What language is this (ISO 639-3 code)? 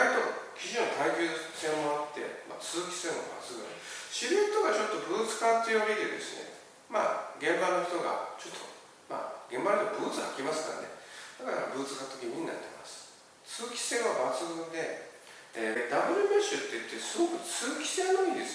jpn